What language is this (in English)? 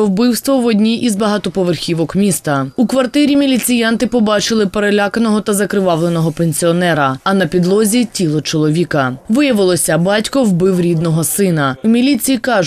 Ukrainian